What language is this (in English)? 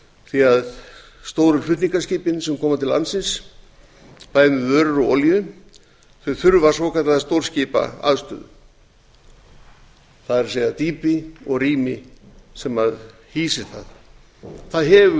Icelandic